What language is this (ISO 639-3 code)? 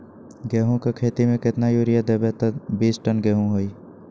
mag